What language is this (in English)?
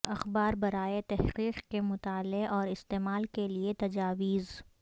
Urdu